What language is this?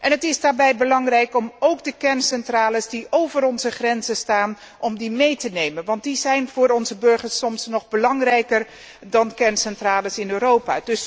Dutch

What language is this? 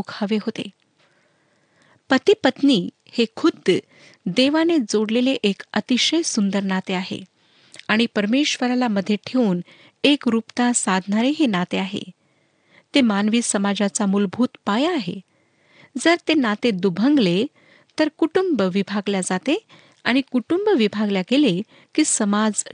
Marathi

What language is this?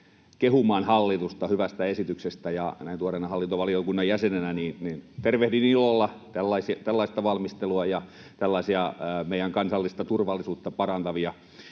Finnish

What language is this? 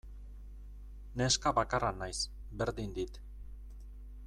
Basque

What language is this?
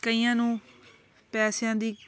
Punjabi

